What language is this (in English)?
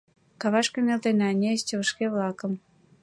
Mari